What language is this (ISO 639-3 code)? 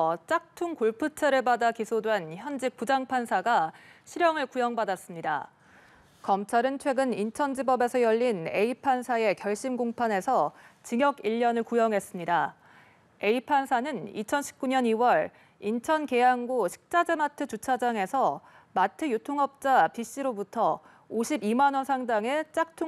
kor